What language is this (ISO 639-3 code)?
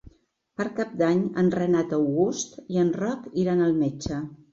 cat